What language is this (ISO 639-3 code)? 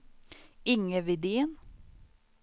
swe